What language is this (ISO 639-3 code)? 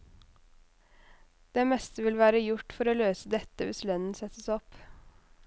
nor